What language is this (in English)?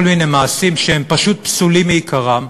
Hebrew